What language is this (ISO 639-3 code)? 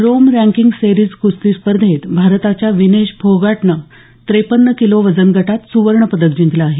mar